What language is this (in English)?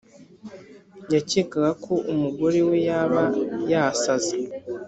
Kinyarwanda